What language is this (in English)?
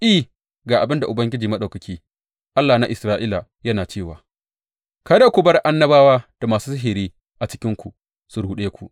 Hausa